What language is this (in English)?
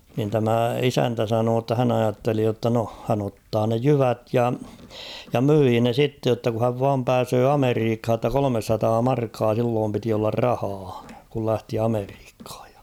Finnish